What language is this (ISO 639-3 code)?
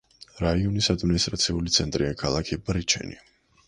kat